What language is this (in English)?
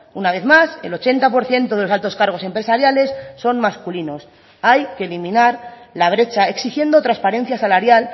Spanish